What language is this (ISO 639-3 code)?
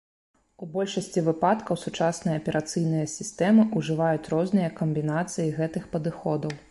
bel